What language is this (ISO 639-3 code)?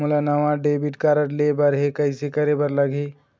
hne